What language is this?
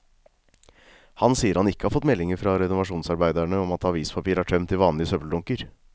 Norwegian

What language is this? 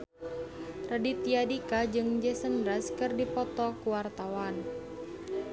Sundanese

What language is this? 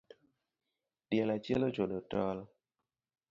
Luo (Kenya and Tanzania)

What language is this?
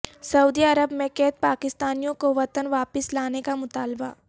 Urdu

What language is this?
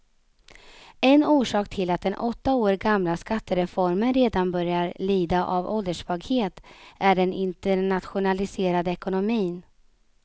Swedish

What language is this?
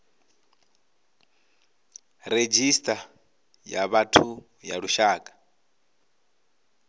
Venda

